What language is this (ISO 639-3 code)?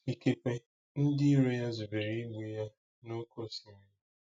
ibo